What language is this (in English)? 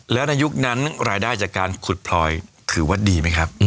Thai